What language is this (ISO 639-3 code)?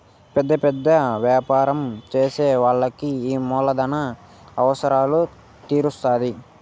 tel